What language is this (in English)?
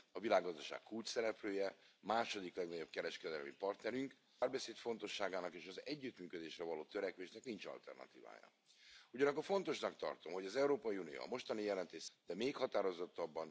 Romanian